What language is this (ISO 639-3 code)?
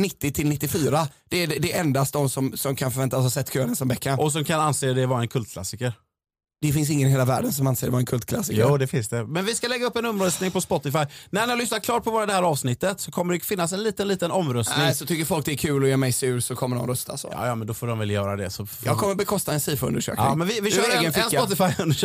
swe